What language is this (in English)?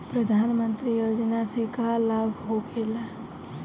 Bhojpuri